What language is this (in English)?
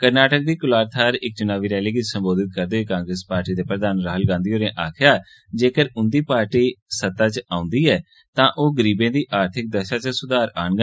Dogri